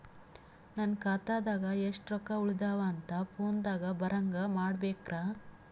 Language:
Kannada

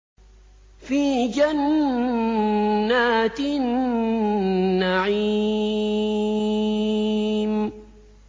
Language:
Arabic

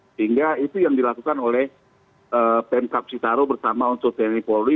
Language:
Indonesian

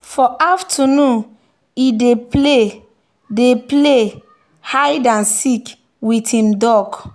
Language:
Nigerian Pidgin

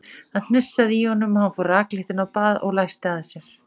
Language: Icelandic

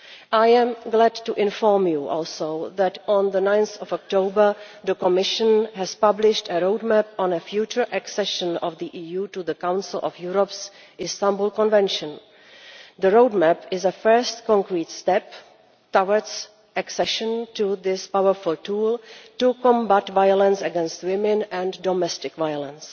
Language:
English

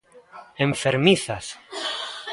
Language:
Galician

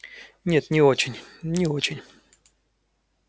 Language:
Russian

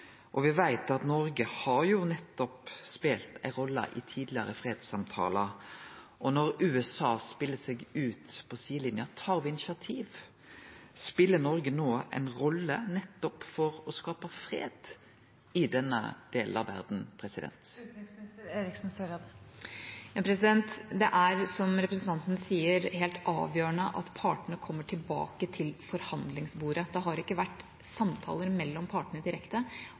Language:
Norwegian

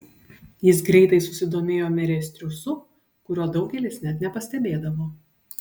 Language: Lithuanian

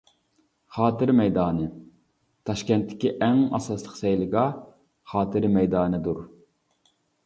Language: Uyghur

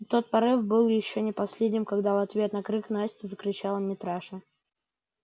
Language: Russian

